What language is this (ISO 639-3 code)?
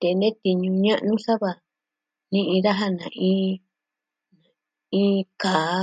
meh